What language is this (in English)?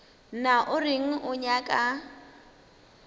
Northern Sotho